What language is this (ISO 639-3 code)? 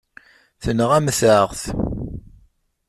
kab